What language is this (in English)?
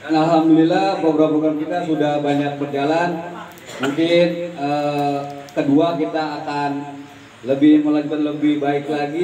Indonesian